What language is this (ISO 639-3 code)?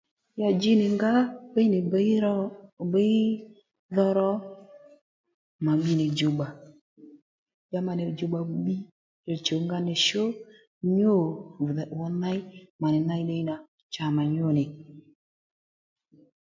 led